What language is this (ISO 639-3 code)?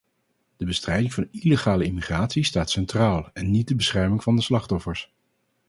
nld